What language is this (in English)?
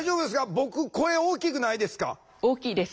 Japanese